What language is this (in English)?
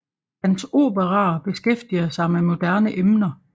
Danish